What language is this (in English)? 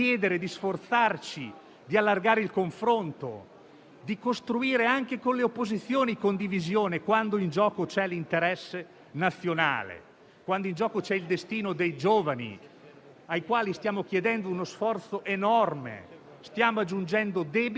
Italian